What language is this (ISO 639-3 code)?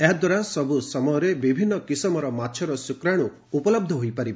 ori